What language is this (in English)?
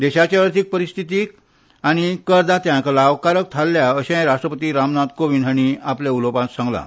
Konkani